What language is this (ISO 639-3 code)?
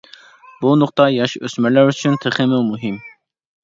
uig